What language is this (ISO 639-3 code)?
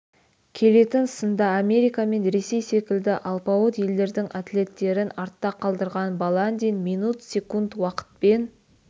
kaz